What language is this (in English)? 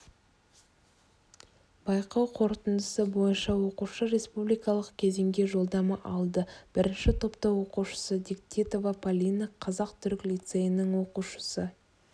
Kazakh